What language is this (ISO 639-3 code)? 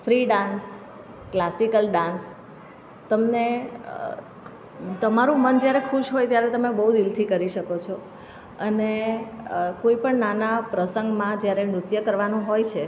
guj